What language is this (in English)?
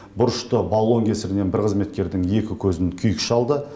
Kazakh